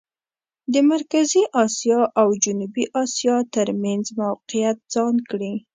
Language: Pashto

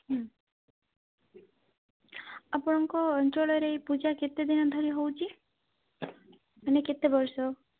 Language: Odia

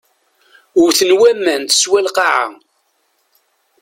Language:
Kabyle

